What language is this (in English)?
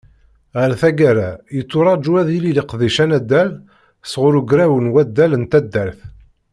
Kabyle